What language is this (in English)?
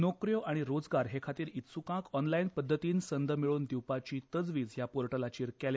Konkani